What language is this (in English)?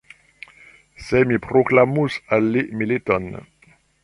Esperanto